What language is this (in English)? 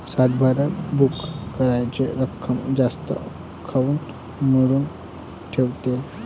Marathi